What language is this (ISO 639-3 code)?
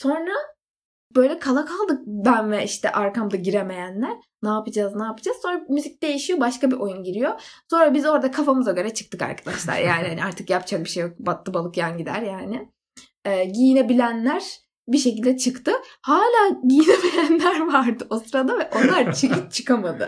tur